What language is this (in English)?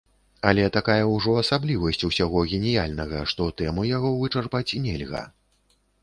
Belarusian